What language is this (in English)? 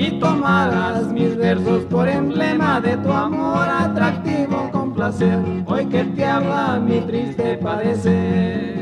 Spanish